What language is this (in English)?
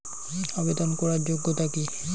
Bangla